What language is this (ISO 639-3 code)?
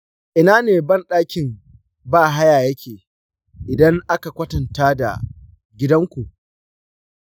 hau